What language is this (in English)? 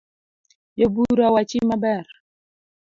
Luo (Kenya and Tanzania)